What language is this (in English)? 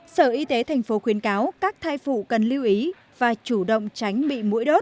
Vietnamese